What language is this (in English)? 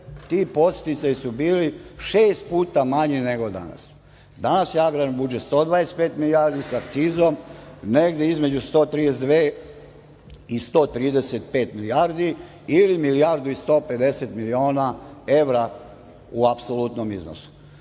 Serbian